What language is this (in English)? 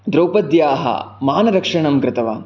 Sanskrit